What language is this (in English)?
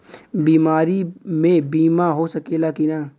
Bhojpuri